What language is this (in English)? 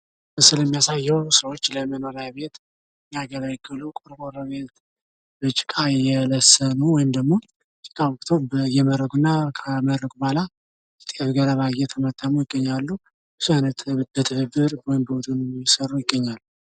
Amharic